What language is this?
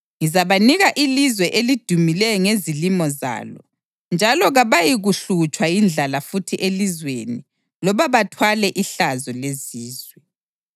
North Ndebele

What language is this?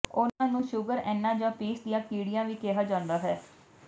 Punjabi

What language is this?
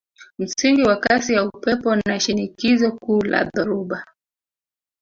Swahili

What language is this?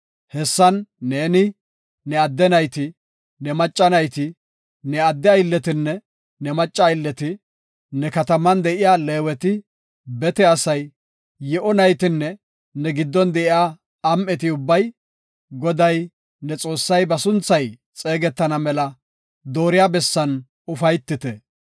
Gofa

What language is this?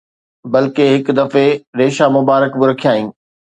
Sindhi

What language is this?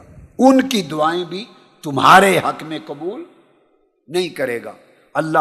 Urdu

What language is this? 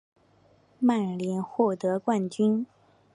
Chinese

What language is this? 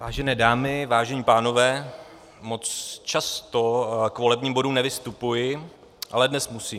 Czech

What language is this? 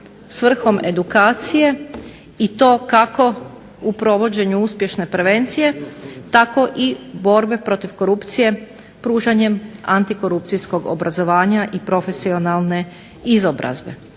Croatian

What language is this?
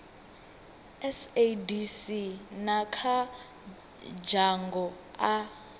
Venda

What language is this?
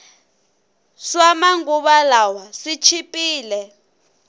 Tsonga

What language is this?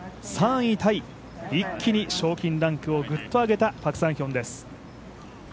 Japanese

